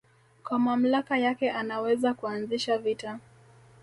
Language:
Swahili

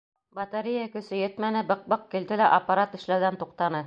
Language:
Bashkir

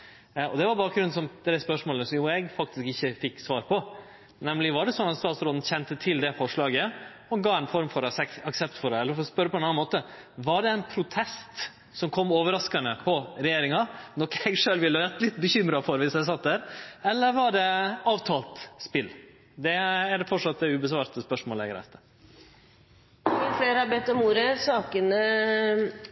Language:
Norwegian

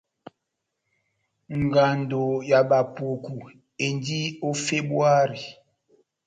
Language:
Batanga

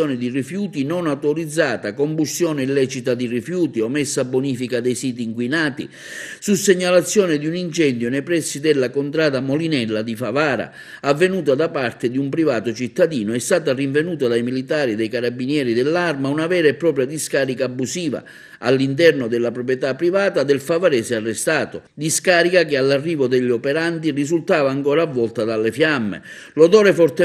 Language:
Italian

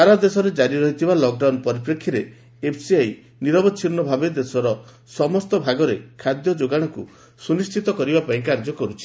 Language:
Odia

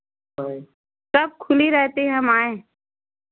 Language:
Hindi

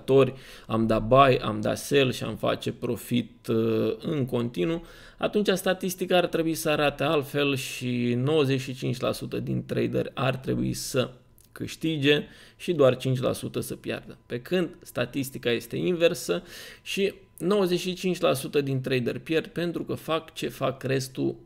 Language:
Romanian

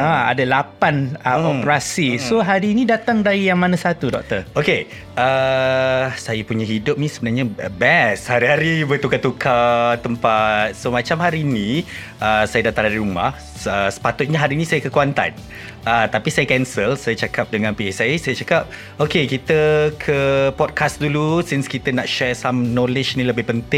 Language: Malay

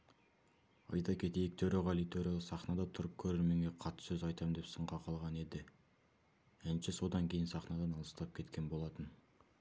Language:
Kazakh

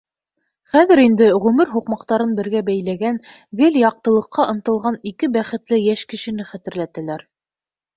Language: Bashkir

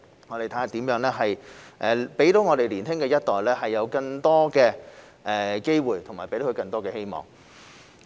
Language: Cantonese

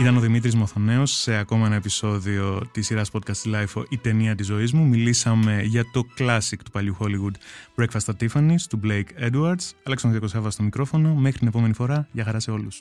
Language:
Greek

